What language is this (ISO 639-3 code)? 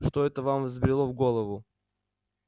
rus